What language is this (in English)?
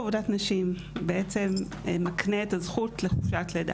Hebrew